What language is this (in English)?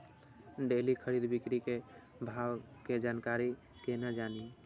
Maithili